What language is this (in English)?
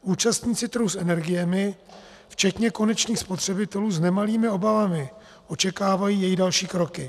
Czech